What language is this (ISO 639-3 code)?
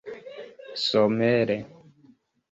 epo